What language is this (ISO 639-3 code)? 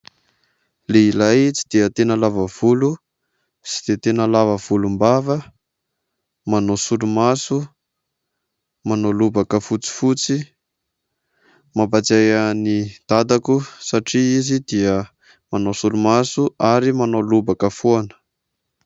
mlg